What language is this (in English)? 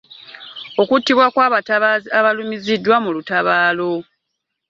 Ganda